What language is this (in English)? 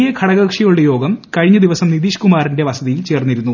Malayalam